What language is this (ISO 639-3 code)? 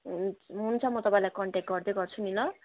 nep